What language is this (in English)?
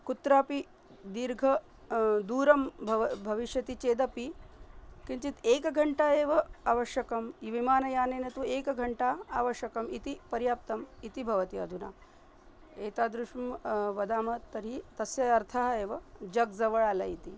Sanskrit